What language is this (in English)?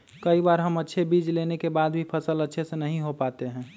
Magahi